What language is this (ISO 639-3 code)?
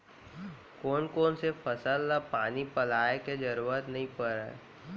hne